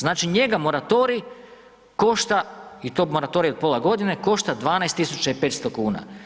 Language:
Croatian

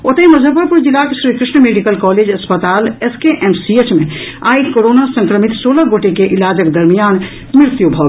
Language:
Maithili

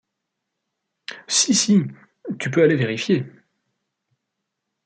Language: French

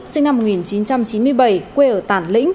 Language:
Vietnamese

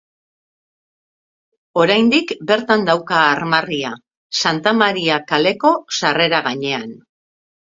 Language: Basque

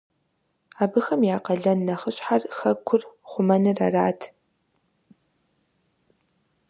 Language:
Kabardian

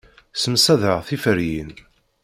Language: Kabyle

